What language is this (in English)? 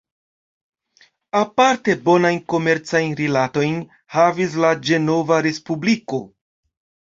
Esperanto